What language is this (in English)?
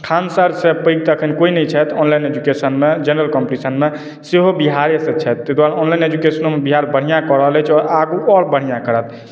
Maithili